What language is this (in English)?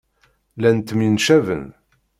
Kabyle